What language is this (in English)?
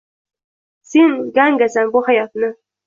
Uzbek